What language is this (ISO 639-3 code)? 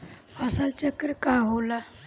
bho